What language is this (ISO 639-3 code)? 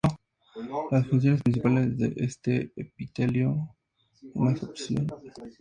spa